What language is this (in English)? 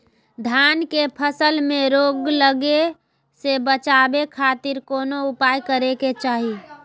Magahi